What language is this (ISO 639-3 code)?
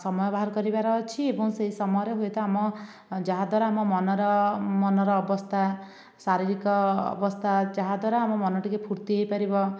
ori